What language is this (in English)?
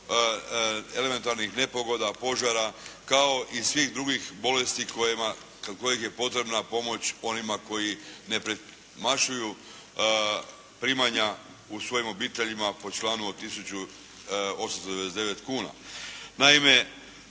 Croatian